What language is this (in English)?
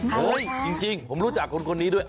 Thai